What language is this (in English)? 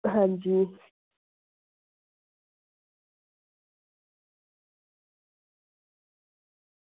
Dogri